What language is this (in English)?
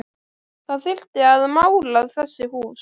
Icelandic